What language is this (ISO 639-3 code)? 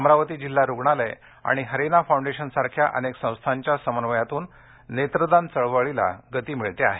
mar